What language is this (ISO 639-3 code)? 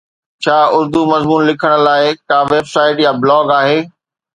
snd